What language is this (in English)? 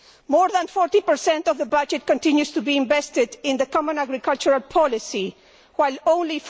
English